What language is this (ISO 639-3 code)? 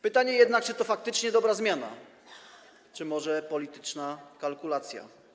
pol